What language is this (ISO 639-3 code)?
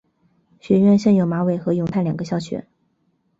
zho